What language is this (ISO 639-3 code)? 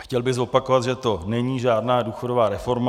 ces